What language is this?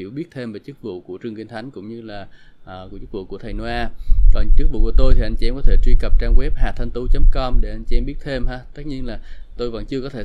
Vietnamese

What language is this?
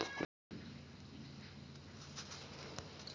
Chhattisgarhi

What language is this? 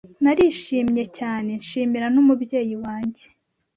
Kinyarwanda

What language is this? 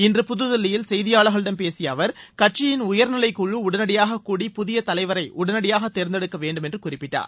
Tamil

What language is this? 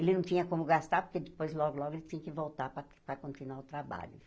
Portuguese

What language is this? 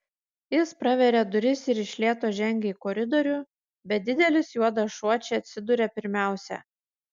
Lithuanian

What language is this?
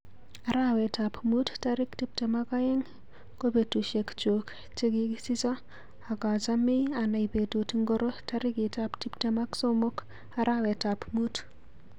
Kalenjin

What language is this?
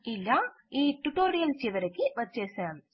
Telugu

